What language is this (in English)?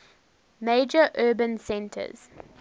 English